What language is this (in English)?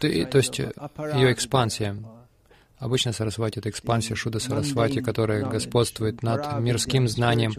Russian